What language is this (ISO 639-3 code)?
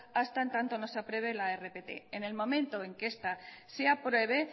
spa